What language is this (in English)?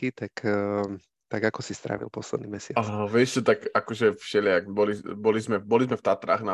Slovak